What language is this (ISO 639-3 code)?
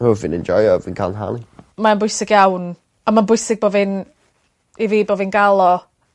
cym